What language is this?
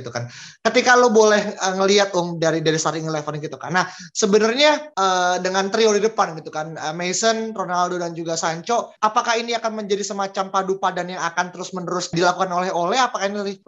Indonesian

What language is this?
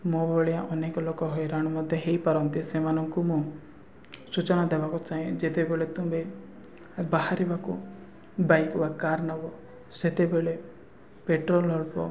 Odia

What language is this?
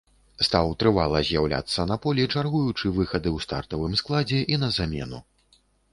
Belarusian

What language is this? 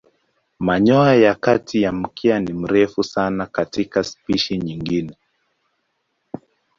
Swahili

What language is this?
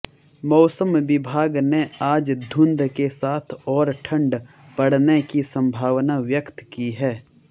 Hindi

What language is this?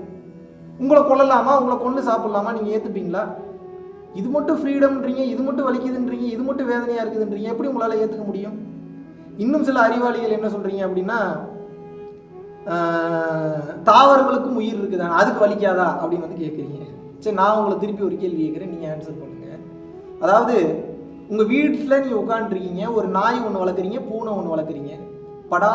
Tamil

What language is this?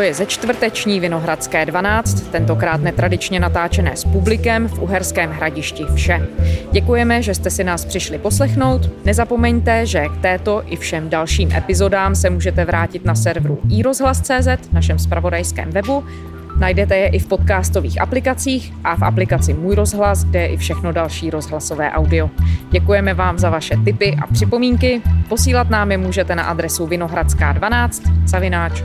Czech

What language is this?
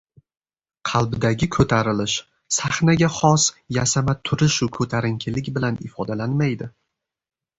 Uzbek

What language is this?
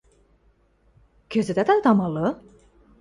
Western Mari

